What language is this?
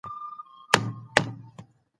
Pashto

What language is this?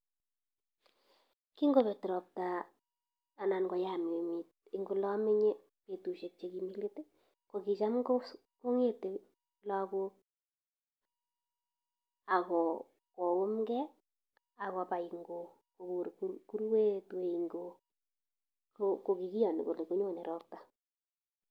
Kalenjin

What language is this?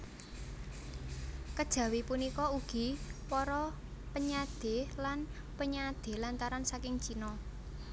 Javanese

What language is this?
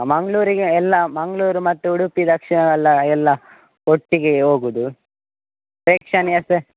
Kannada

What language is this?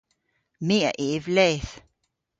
Cornish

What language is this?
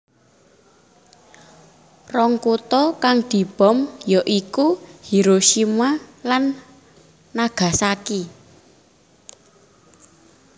Javanese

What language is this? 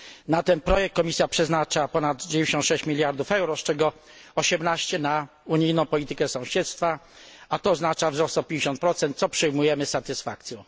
Polish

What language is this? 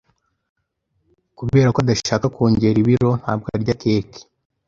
Kinyarwanda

